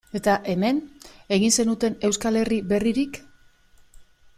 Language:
Basque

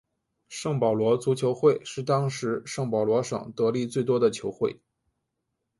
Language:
Chinese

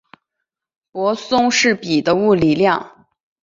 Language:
Chinese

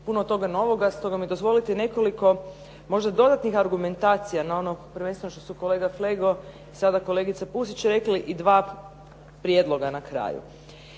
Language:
Croatian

